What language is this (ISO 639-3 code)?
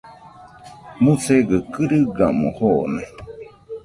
hux